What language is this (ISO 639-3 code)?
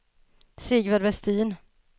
swe